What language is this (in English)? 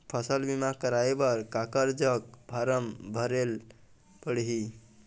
Chhattisgarhi